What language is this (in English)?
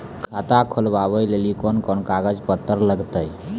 Maithili